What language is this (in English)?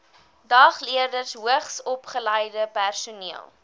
Afrikaans